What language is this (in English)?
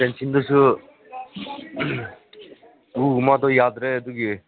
Manipuri